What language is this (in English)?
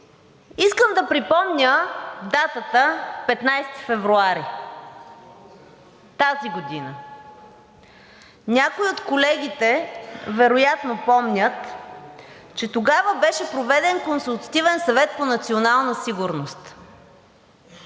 Bulgarian